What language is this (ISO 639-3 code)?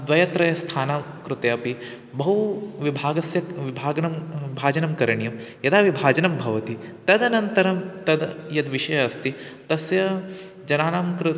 san